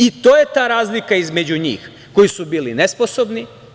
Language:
Serbian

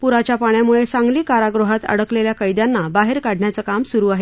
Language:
Marathi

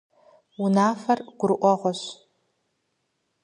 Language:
Kabardian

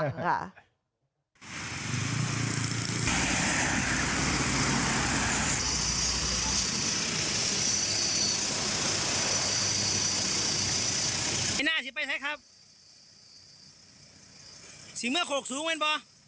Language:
Thai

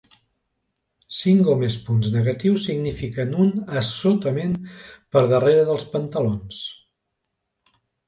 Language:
Catalan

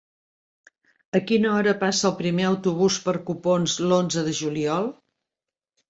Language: Catalan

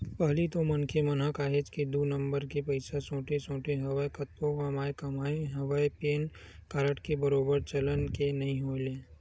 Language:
Chhattisgarhi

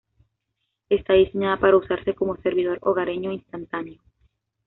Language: Spanish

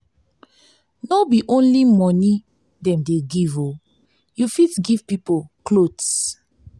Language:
Nigerian Pidgin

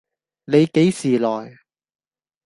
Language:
Cantonese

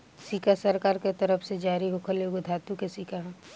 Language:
Bhojpuri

